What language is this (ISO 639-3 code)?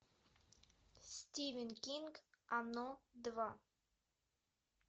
rus